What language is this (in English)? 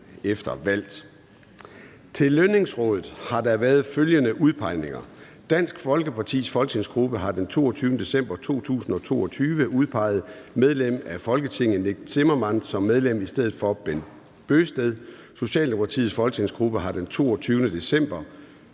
Danish